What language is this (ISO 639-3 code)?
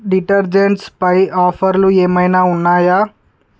tel